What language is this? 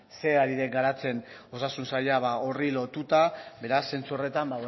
Basque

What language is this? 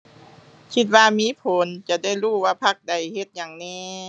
Thai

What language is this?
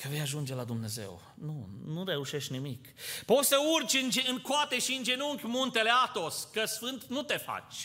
Romanian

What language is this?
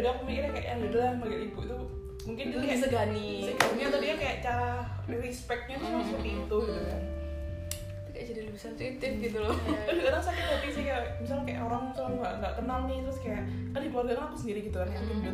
Indonesian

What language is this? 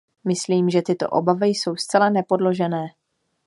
Czech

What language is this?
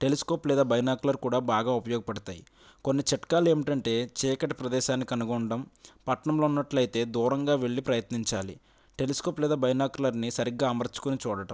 Telugu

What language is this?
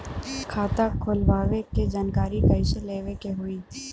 Bhojpuri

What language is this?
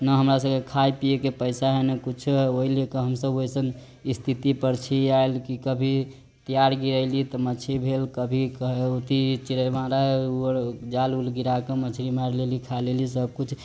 Maithili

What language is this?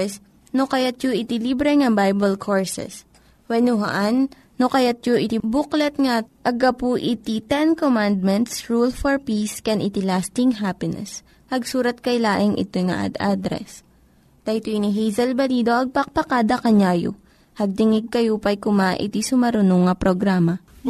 Filipino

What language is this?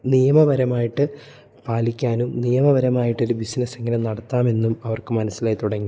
Malayalam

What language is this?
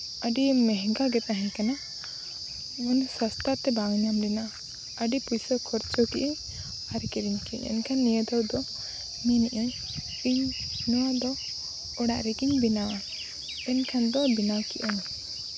Santali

